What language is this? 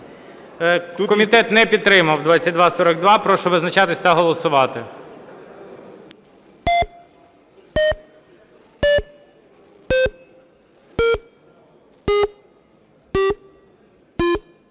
Ukrainian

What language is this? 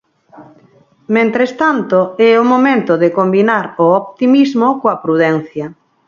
Galician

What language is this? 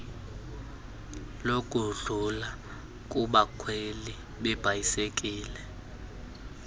Xhosa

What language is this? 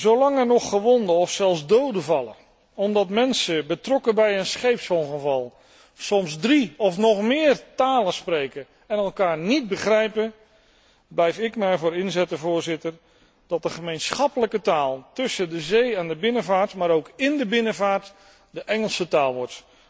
Dutch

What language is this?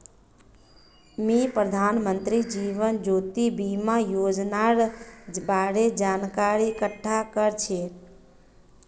Magahi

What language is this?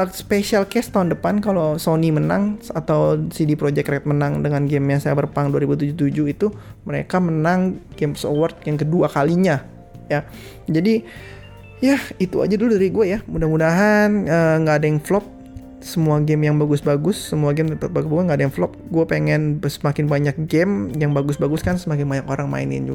Indonesian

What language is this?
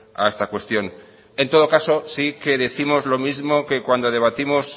Spanish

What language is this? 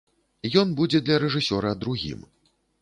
Belarusian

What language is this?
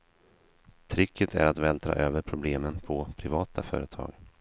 Swedish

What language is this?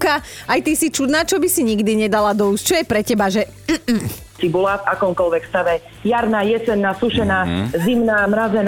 Slovak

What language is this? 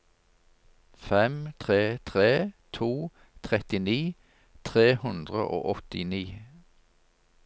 Norwegian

